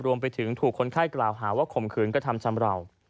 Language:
Thai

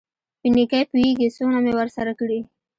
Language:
Pashto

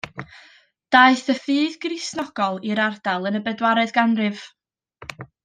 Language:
Welsh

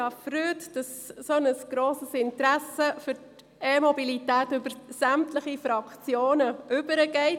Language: Swiss German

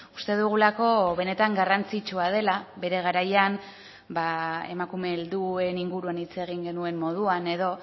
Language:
Basque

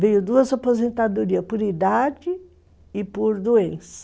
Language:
Portuguese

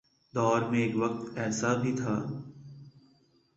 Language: Urdu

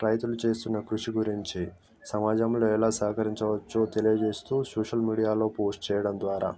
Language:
Telugu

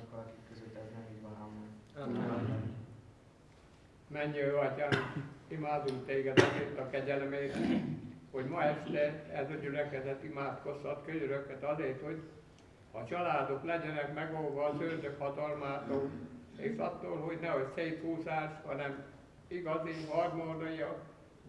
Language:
Hungarian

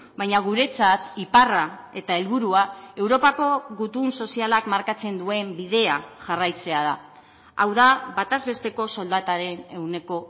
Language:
Basque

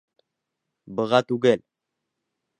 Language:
Bashkir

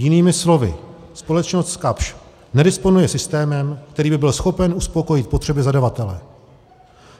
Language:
Czech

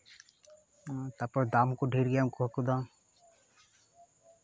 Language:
Santali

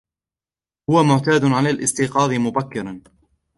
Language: Arabic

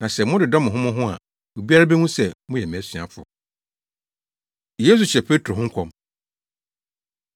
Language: Akan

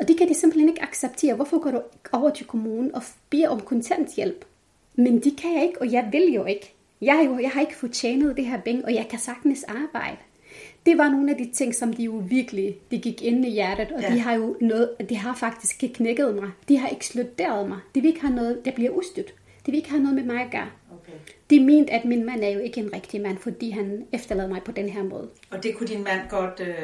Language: Danish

